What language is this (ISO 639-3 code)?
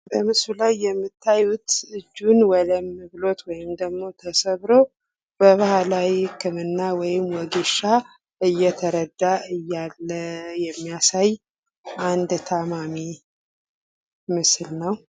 amh